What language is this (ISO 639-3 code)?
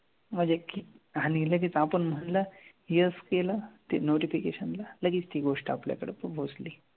mar